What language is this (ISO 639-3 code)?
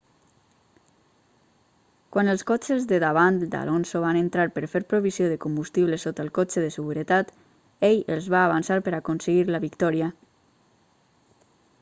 cat